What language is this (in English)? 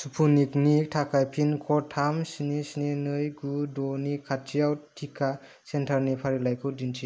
Bodo